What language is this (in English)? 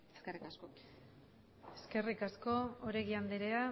Basque